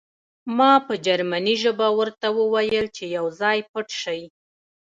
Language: Pashto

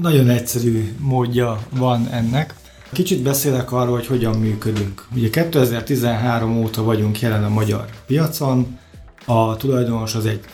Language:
Hungarian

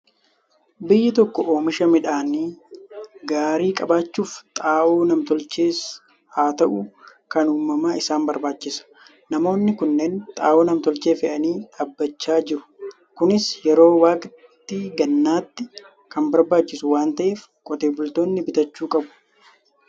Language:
Oromo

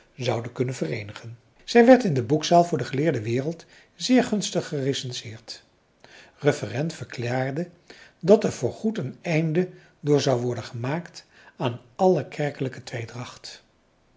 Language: Dutch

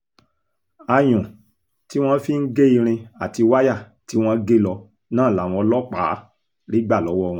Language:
Yoruba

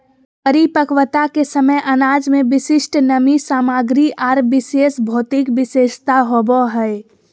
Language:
Magahi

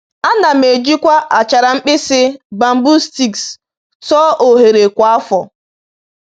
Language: Igbo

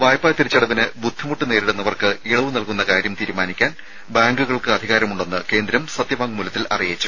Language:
Malayalam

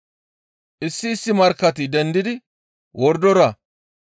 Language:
Gamo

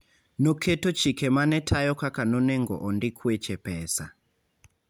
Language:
Luo (Kenya and Tanzania)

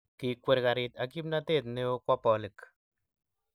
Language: Kalenjin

